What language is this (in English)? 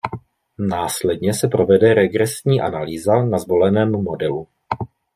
Czech